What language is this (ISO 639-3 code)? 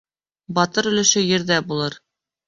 bak